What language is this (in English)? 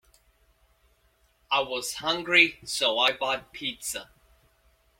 English